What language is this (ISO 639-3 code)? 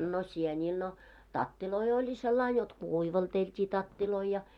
fin